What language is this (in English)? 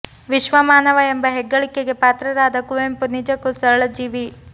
Kannada